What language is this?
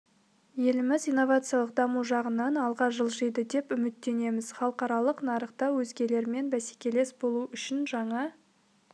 Kazakh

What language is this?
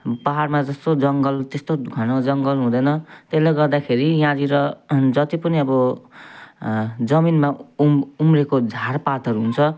Nepali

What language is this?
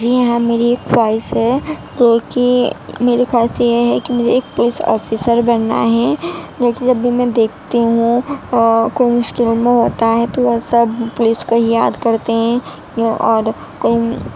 Urdu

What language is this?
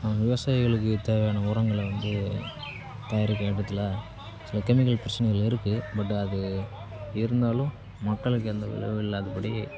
Tamil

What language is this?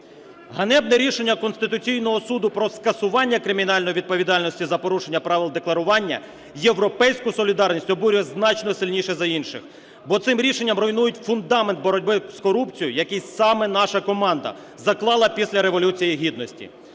Ukrainian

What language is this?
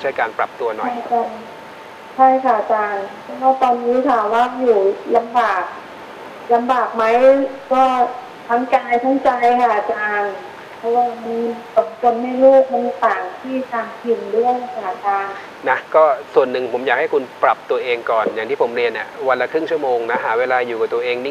Thai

